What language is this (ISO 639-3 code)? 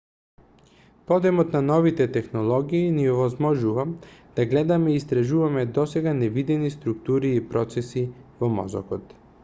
mkd